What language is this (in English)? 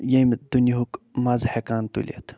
Kashmiri